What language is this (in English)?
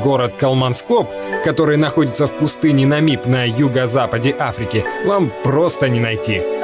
Russian